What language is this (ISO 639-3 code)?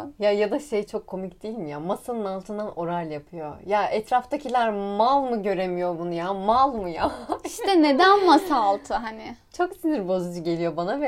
tur